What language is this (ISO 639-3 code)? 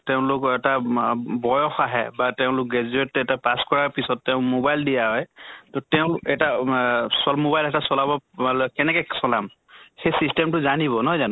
asm